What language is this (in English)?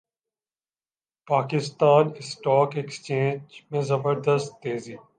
Urdu